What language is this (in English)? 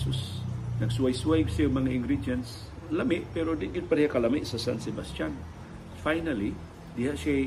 Filipino